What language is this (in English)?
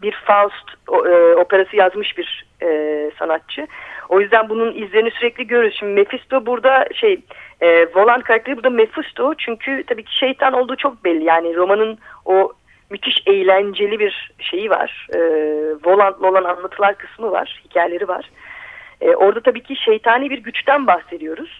Turkish